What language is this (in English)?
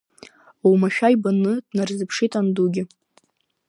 Abkhazian